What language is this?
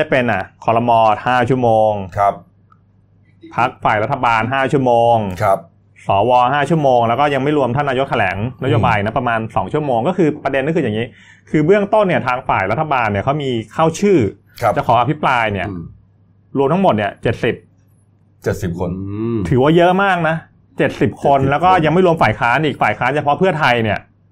Thai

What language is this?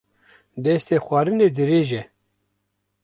Kurdish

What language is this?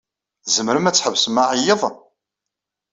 Kabyle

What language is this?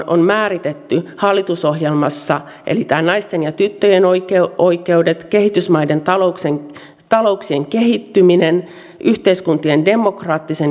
Finnish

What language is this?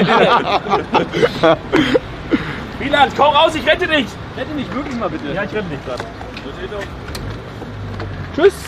German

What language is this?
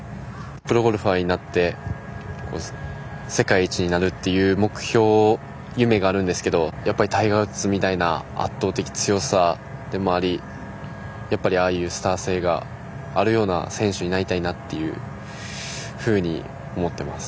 Japanese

